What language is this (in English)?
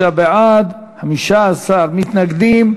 Hebrew